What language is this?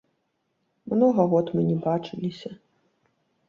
Belarusian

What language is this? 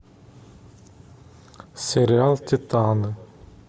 Russian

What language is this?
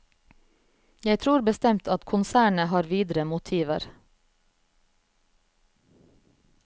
Norwegian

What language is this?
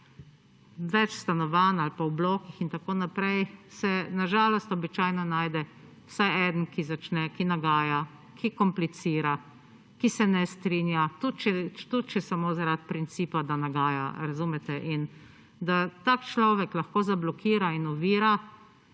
Slovenian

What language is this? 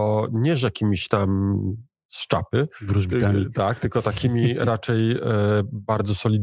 Polish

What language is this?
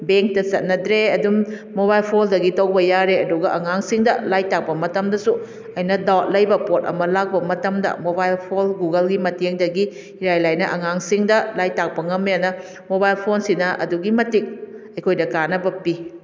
Manipuri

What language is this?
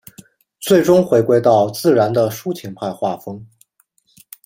Chinese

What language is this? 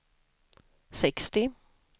Swedish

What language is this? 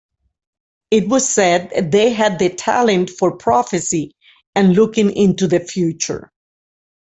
English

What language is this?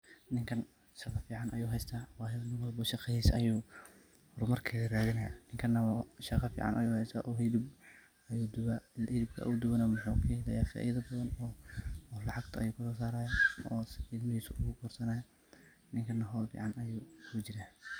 Somali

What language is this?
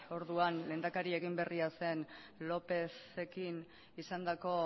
Basque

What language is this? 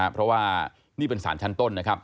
Thai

